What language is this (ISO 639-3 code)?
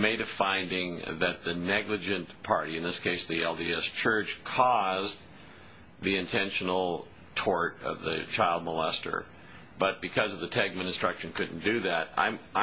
eng